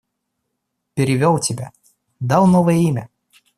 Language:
Russian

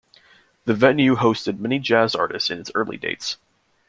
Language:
English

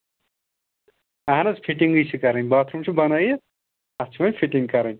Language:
Kashmiri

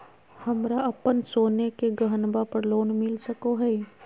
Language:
Magahi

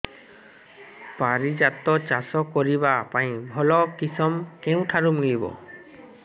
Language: Odia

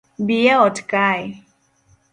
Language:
Luo (Kenya and Tanzania)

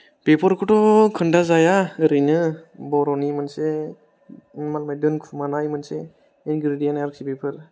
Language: Bodo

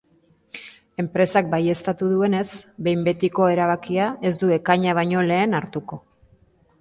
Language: Basque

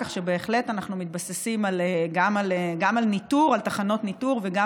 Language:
Hebrew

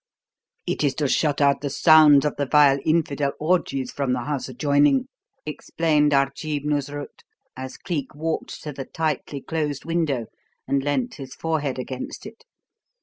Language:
English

